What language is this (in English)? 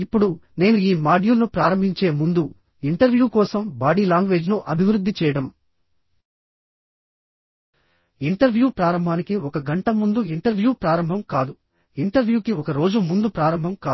Telugu